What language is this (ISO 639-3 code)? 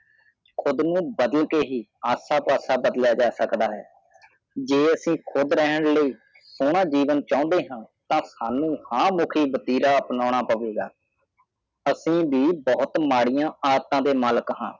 pan